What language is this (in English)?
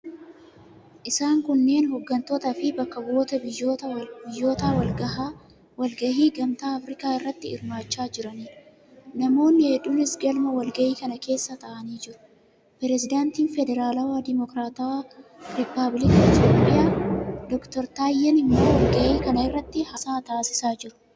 Oromo